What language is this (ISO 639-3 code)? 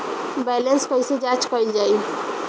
bho